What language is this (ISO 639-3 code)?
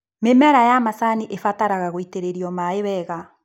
kik